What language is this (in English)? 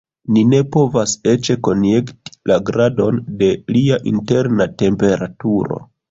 Esperanto